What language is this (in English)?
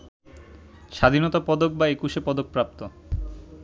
Bangla